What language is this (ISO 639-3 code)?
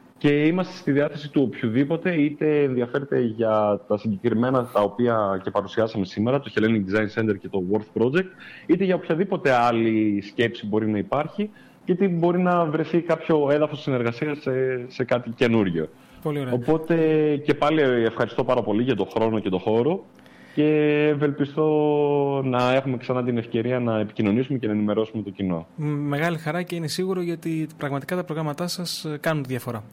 ell